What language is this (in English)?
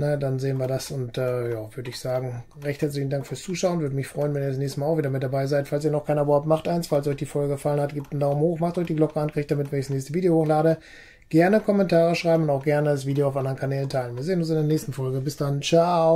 German